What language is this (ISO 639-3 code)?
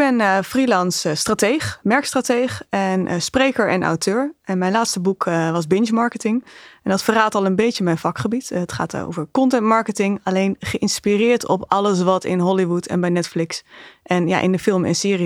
nld